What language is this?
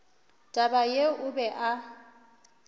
Northern Sotho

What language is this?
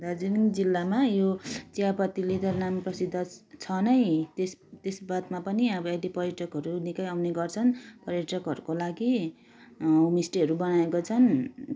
Nepali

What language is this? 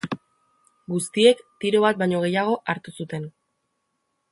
Basque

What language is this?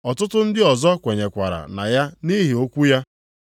Igbo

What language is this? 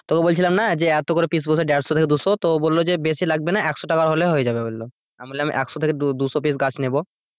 Bangla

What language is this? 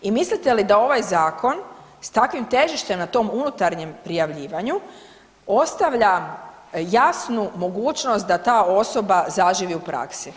Croatian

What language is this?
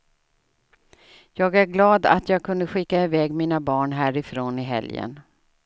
Swedish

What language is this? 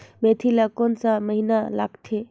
Chhattisgarhi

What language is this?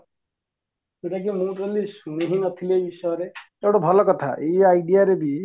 Odia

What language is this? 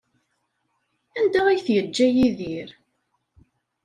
Kabyle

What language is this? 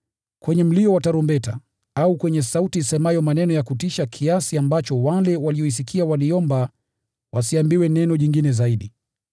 Swahili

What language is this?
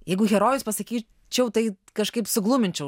Lithuanian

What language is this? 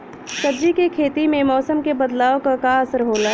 Bhojpuri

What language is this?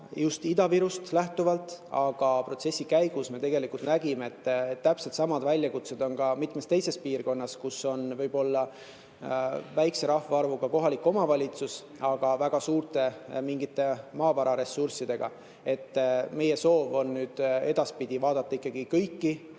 Estonian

